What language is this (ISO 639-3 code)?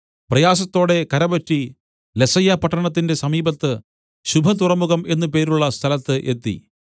mal